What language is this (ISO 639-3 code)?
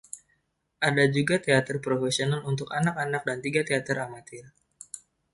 ind